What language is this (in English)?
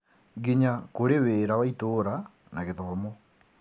Kikuyu